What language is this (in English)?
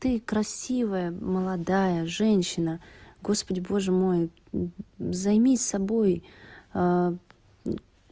Russian